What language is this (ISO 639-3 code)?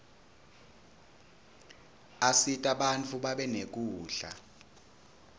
ssw